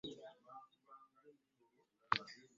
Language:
Ganda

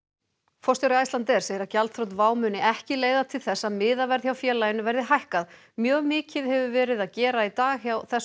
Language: Icelandic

